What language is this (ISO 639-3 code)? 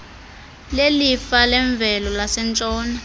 xho